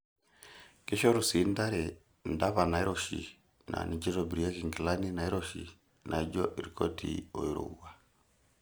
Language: Masai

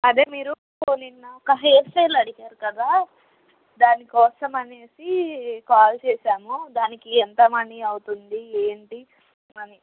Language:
Telugu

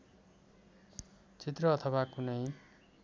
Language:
Nepali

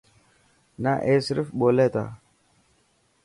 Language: Dhatki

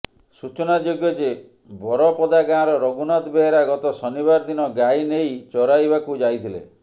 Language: Odia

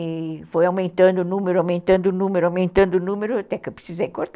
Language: Portuguese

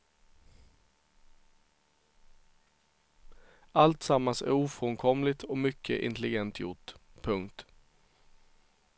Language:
Swedish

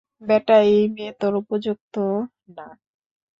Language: Bangla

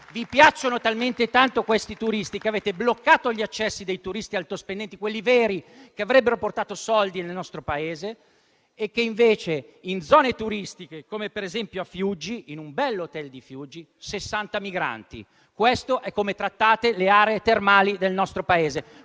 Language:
Italian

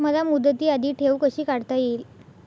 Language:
Marathi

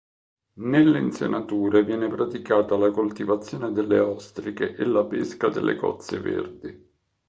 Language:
Italian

